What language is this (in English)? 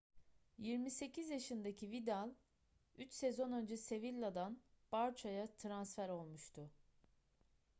Turkish